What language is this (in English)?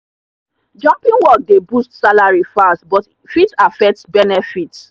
Nigerian Pidgin